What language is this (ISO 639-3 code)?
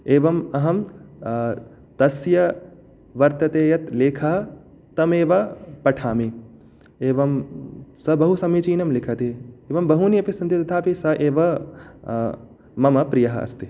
san